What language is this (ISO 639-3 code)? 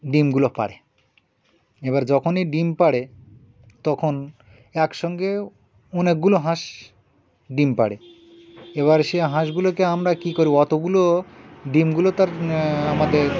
ben